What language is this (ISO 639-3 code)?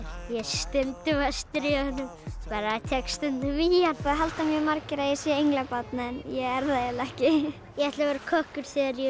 isl